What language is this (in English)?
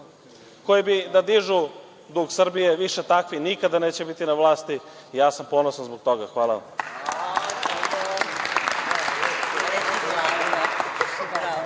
Serbian